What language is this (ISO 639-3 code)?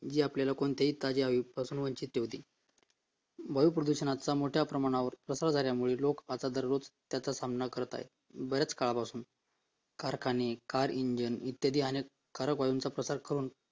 mar